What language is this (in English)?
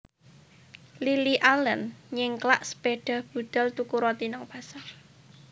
Javanese